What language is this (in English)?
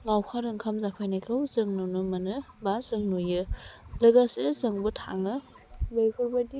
Bodo